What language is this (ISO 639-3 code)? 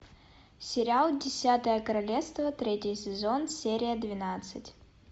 rus